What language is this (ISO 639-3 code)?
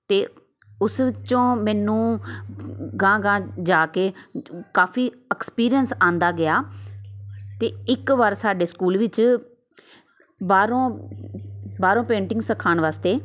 pan